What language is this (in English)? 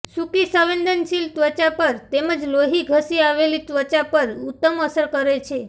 Gujarati